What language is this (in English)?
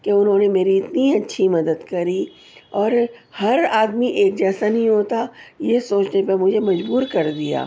Urdu